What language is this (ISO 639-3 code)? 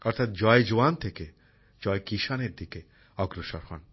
ben